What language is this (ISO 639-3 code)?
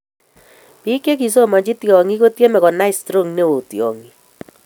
kln